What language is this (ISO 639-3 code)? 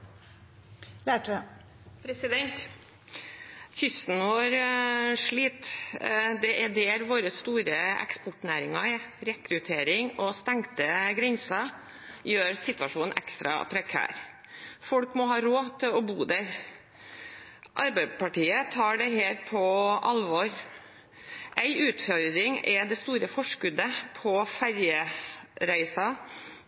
nob